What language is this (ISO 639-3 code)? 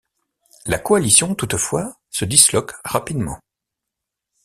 fra